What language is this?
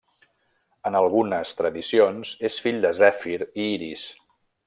Catalan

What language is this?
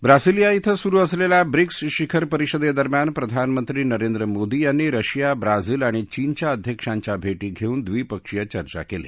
Marathi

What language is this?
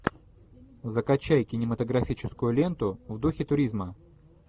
Russian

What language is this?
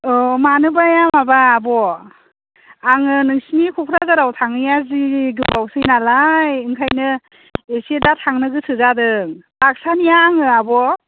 Bodo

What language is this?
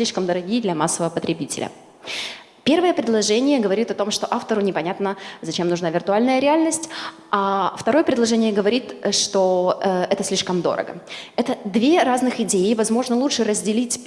Russian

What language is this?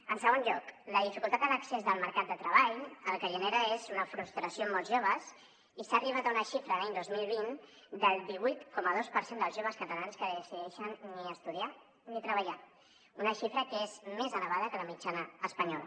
Catalan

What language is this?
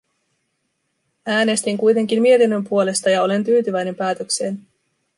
Finnish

